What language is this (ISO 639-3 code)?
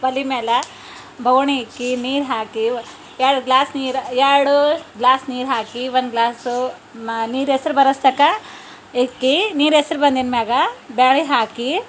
kan